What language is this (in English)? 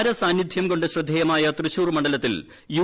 Malayalam